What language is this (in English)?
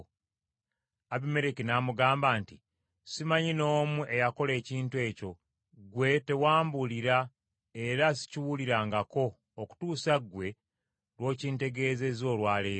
Ganda